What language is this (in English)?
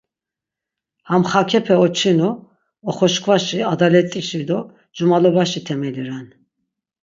Laz